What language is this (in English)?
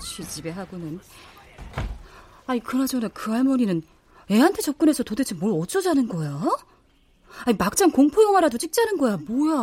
Korean